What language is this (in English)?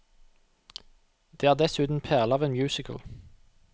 Norwegian